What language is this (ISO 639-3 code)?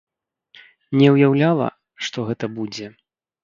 bel